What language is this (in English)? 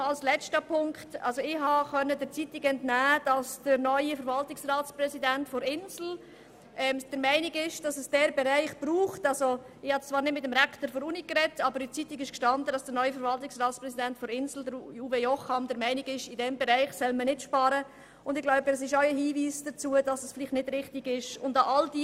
Swiss German